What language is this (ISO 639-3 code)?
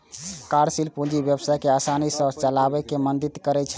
mai